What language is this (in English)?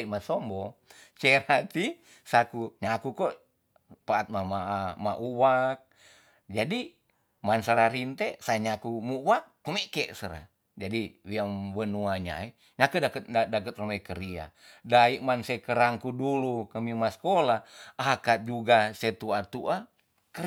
Tonsea